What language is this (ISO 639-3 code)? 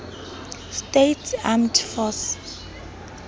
sot